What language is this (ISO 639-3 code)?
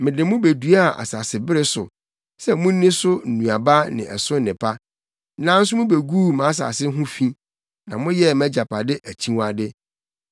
aka